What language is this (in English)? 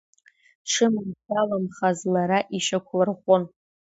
Abkhazian